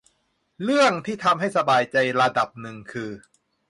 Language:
Thai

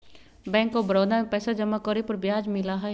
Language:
Magahi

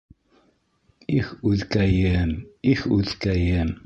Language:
Bashkir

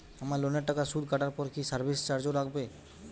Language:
Bangla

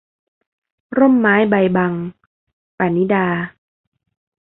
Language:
Thai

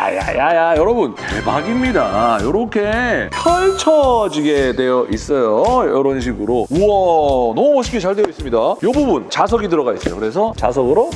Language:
Korean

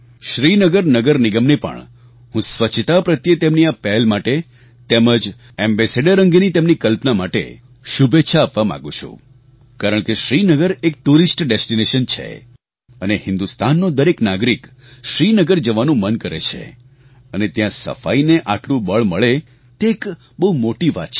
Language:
Gujarati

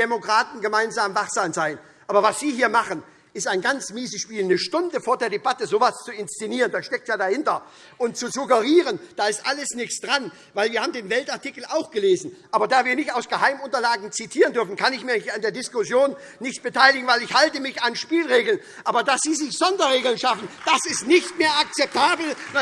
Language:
German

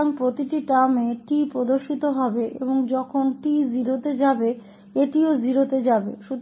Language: Hindi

